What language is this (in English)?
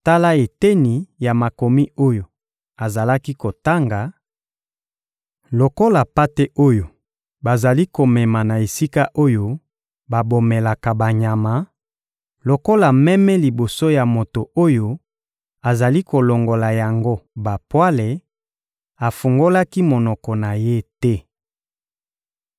Lingala